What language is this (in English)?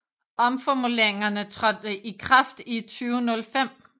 Danish